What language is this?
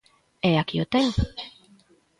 Galician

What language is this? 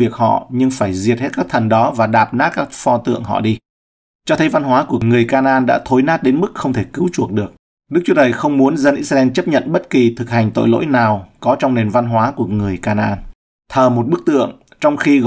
Vietnamese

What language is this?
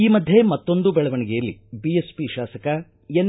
Kannada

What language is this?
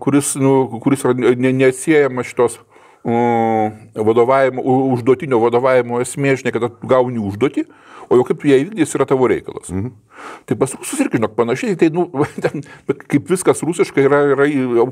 Lithuanian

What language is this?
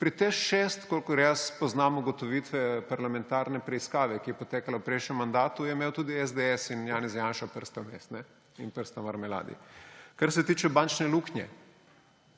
Slovenian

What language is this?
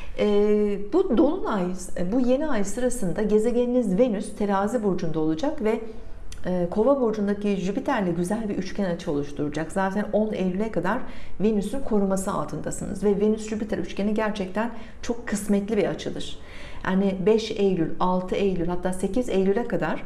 Turkish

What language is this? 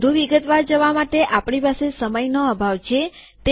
Gujarati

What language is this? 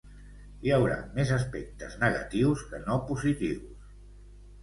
Catalan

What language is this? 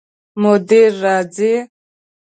Pashto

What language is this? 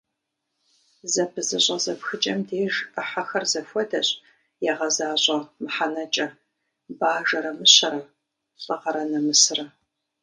Kabardian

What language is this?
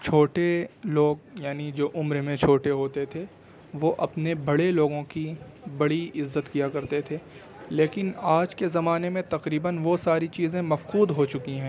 Urdu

